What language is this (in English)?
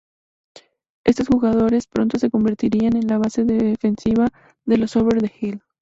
Spanish